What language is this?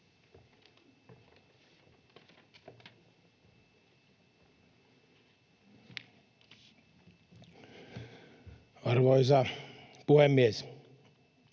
Finnish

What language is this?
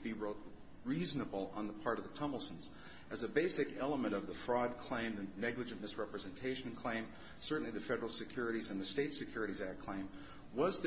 English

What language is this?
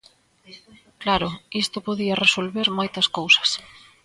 Galician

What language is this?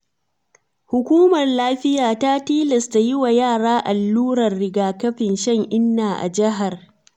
Hausa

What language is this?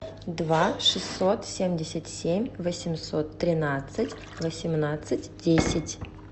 Russian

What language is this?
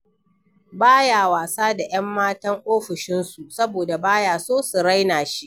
Hausa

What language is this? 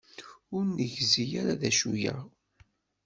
Kabyle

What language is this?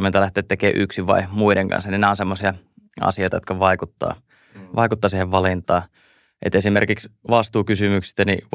Finnish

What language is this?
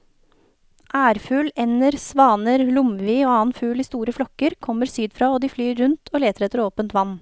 Norwegian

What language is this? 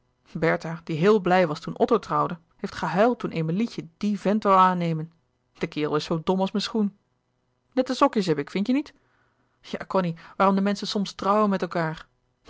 Dutch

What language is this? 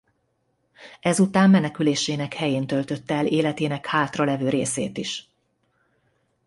Hungarian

